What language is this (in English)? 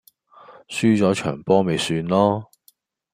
Cantonese